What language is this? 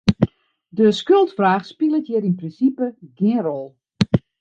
Western Frisian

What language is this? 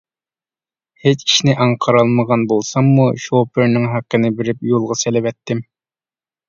Uyghur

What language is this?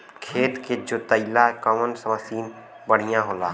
Bhojpuri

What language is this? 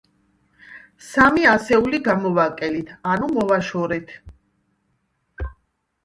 Georgian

